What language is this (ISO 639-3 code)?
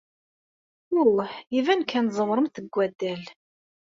kab